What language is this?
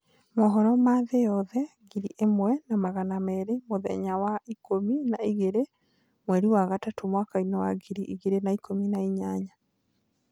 Kikuyu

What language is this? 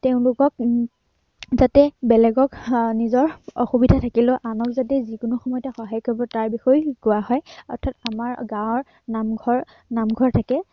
Assamese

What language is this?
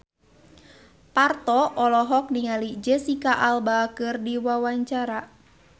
Sundanese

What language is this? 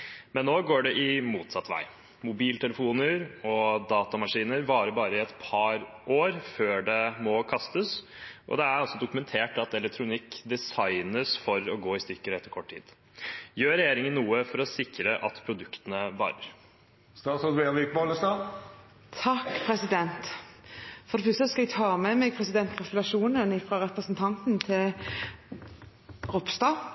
Norwegian Bokmål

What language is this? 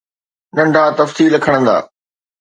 Sindhi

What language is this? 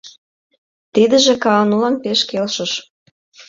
Mari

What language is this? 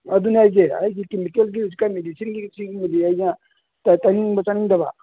Manipuri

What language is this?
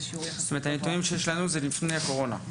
Hebrew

